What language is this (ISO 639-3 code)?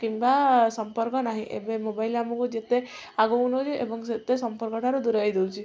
ori